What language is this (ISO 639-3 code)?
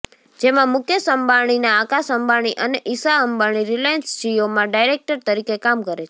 guj